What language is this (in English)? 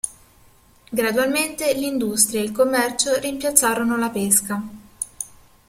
Italian